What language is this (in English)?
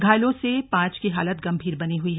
Hindi